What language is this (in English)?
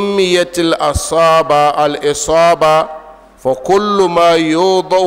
Arabic